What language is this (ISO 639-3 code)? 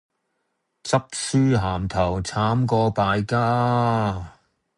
yue